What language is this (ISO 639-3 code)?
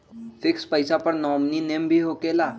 mag